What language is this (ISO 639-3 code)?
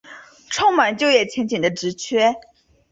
zho